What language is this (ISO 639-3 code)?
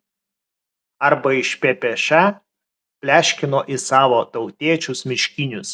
lit